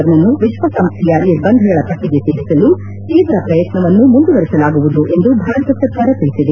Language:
Kannada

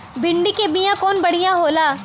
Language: Bhojpuri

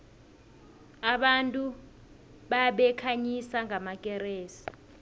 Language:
South Ndebele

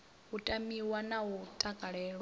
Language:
Venda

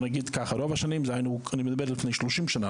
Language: Hebrew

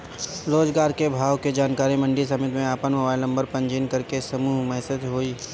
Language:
Bhojpuri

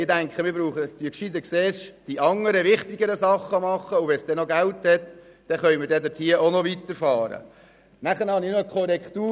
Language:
Swiss German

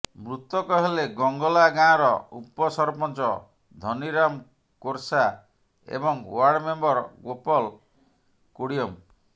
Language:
Odia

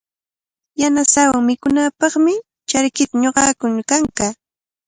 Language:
Cajatambo North Lima Quechua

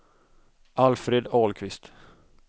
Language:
Swedish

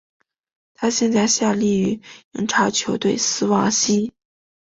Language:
Chinese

